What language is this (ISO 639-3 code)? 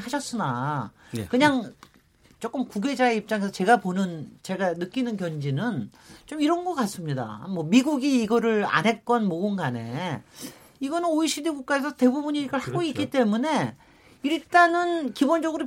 kor